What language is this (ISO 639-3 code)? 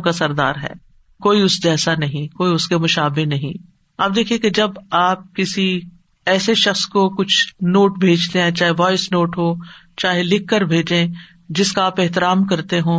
urd